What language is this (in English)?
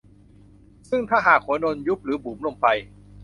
Thai